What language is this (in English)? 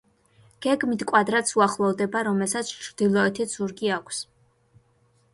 Georgian